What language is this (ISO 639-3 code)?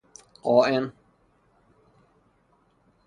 fas